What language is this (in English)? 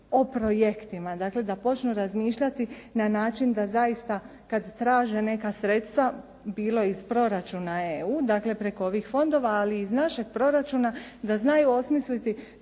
Croatian